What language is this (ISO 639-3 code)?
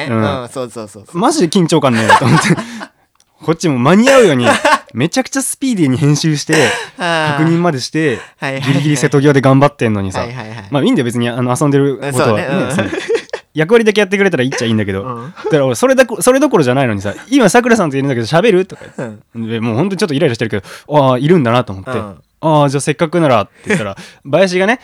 jpn